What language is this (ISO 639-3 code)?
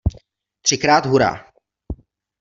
ces